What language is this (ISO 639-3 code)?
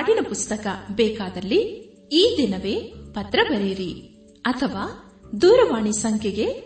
kan